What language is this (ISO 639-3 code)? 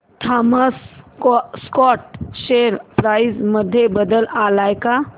mar